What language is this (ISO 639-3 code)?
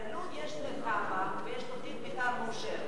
heb